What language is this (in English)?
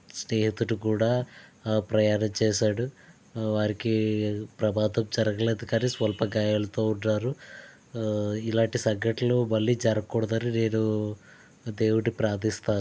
Telugu